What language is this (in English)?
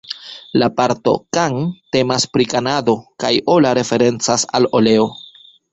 Esperanto